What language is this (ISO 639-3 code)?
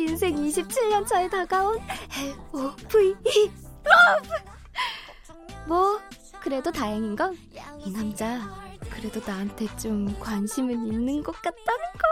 kor